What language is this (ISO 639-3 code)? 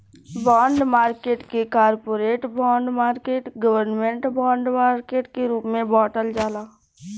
bho